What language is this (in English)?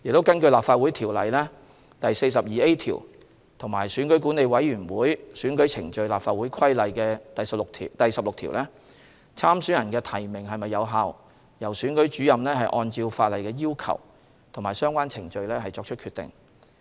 Cantonese